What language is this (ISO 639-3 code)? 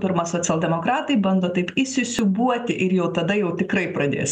lit